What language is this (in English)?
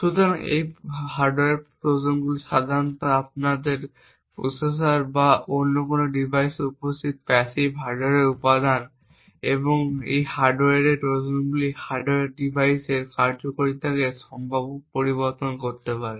Bangla